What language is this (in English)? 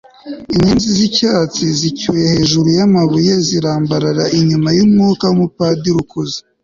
Kinyarwanda